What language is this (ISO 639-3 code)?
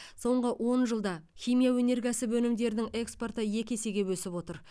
kaz